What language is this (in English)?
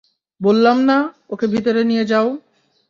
Bangla